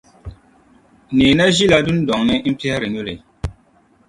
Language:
Dagbani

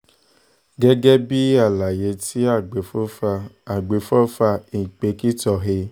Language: Yoruba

